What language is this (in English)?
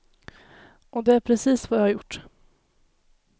Swedish